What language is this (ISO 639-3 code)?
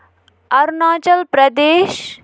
kas